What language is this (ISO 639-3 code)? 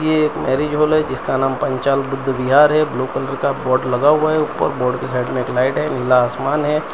hin